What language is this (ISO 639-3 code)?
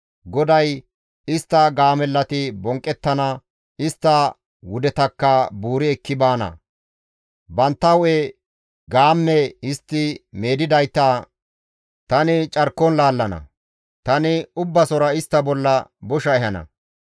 gmv